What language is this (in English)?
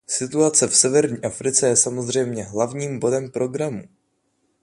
Czech